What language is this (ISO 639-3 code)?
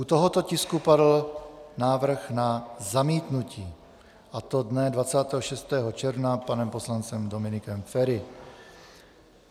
ces